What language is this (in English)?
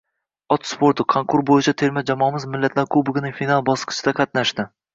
Uzbek